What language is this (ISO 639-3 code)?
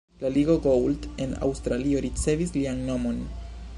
epo